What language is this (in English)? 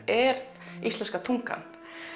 Icelandic